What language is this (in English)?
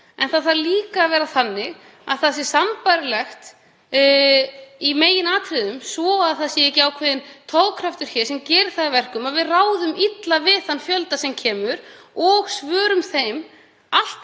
Icelandic